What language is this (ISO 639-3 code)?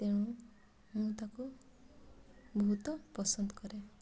ori